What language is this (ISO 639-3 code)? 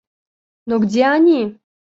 rus